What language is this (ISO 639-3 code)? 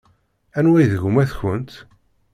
kab